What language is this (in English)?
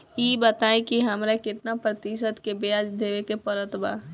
Bhojpuri